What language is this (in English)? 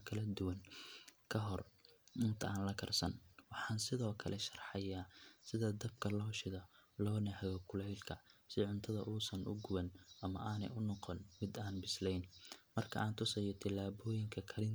Somali